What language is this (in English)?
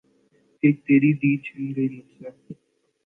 Urdu